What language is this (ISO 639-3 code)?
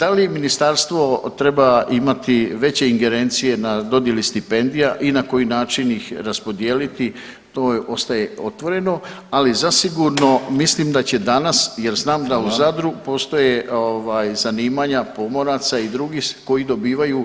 hrv